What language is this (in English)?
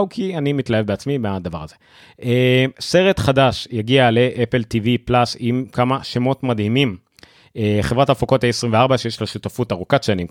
Hebrew